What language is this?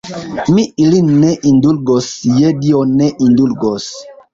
Esperanto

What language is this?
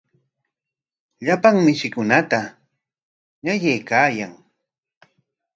Corongo Ancash Quechua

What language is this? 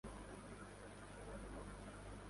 Urdu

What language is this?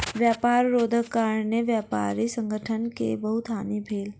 Maithili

